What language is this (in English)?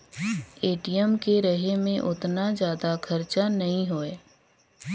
Chhattisgarhi